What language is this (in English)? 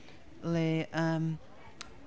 Welsh